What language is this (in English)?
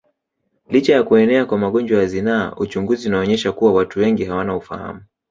Swahili